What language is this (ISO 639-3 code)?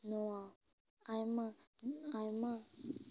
sat